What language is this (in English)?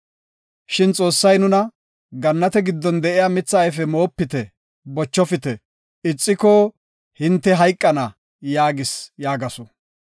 Gofa